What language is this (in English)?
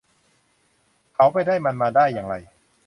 Thai